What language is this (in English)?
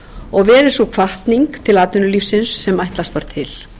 Icelandic